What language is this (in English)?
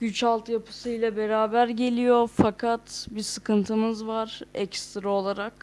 Turkish